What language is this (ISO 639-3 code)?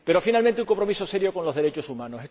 spa